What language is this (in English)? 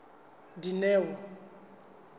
Southern Sotho